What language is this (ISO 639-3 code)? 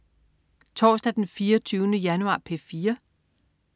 dan